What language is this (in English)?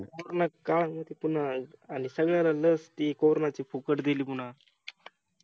Marathi